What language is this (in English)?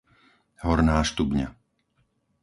Slovak